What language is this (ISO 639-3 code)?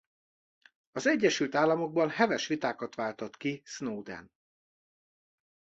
hun